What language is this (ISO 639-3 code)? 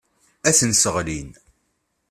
kab